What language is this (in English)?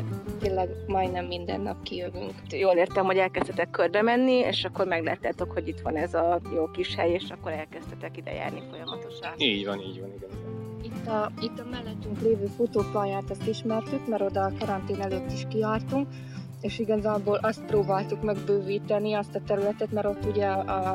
Hungarian